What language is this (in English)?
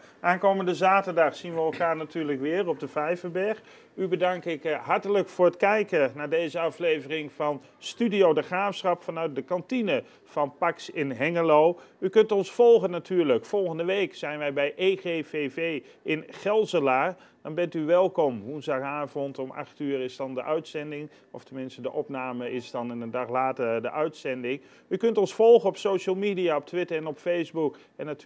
Dutch